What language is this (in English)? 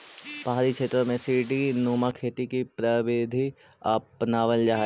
Magahi